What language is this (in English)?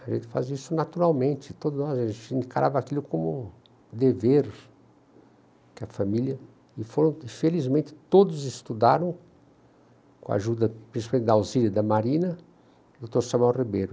Portuguese